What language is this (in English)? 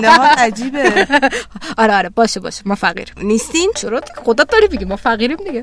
Persian